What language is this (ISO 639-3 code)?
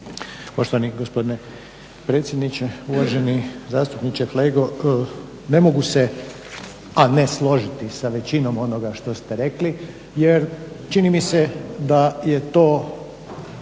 hrv